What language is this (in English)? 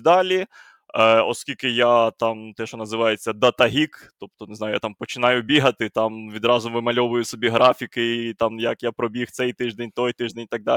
Ukrainian